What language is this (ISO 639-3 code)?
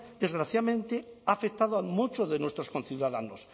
spa